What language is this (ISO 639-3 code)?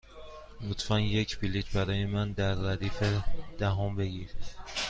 fas